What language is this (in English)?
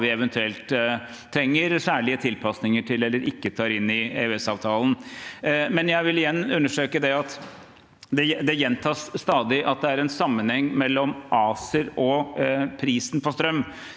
Norwegian